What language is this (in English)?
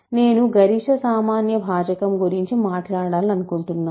Telugu